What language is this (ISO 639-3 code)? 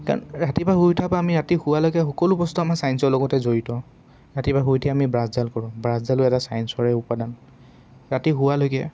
asm